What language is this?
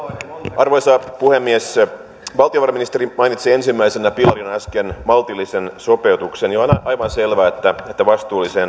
Finnish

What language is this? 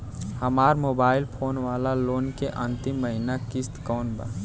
Bhojpuri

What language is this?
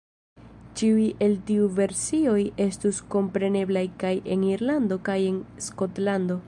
Esperanto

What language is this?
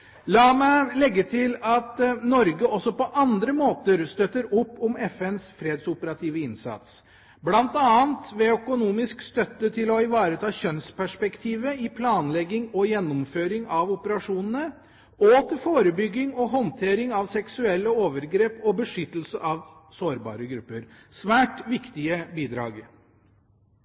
Norwegian Bokmål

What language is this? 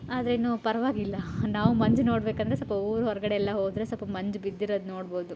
Kannada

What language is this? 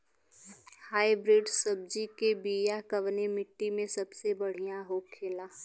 Bhojpuri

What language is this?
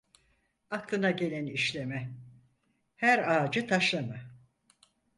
Turkish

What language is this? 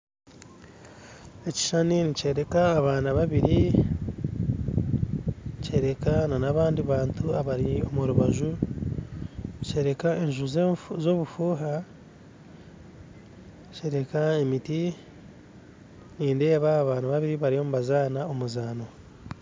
Nyankole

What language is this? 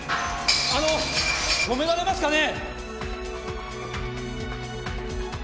Japanese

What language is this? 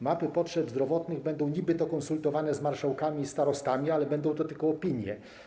Polish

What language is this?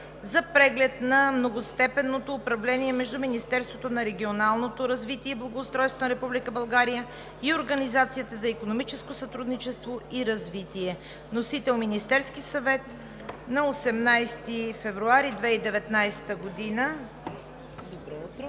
Bulgarian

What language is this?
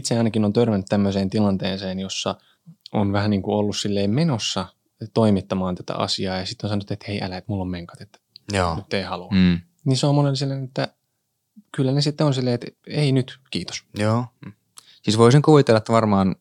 Finnish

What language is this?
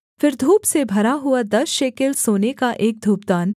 Hindi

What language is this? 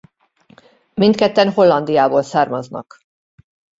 Hungarian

